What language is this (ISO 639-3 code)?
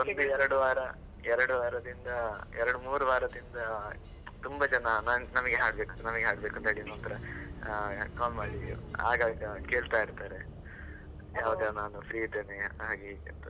kan